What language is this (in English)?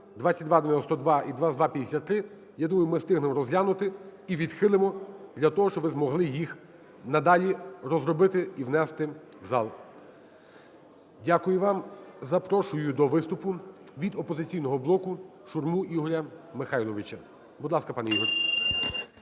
Ukrainian